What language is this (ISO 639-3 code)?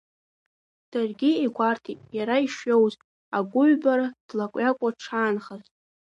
abk